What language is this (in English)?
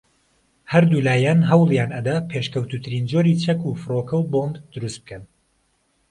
Central Kurdish